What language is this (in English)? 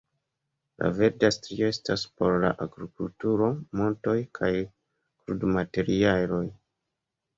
Esperanto